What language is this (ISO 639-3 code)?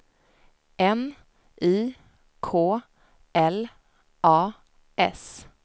swe